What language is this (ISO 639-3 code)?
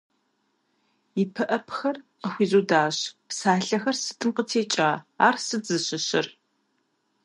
kbd